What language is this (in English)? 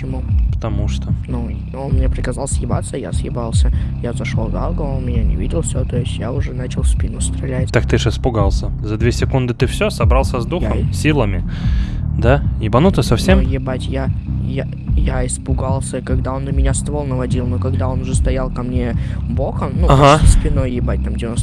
Russian